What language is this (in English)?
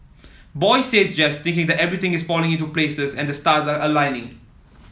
English